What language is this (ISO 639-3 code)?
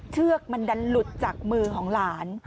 tha